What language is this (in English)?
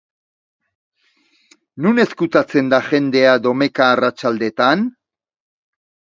Basque